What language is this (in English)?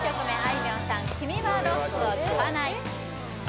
Japanese